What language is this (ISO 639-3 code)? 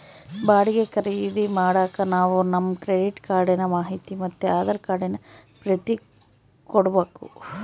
kan